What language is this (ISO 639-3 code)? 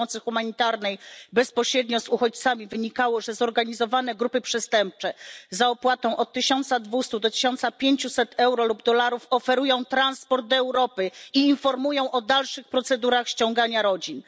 pol